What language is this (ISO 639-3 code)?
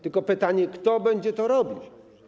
pol